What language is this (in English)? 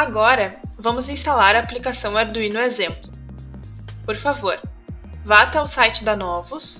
Portuguese